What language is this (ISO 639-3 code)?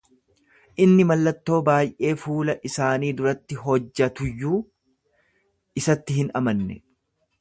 orm